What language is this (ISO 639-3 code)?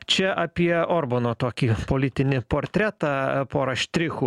lit